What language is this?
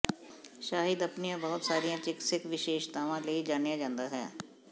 Punjabi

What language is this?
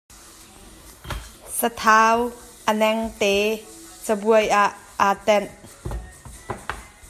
Hakha Chin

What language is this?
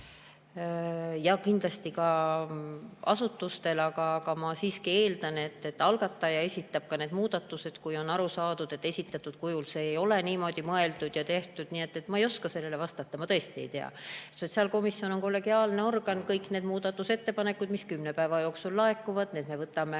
Estonian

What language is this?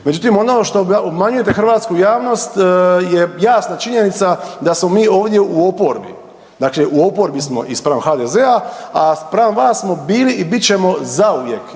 Croatian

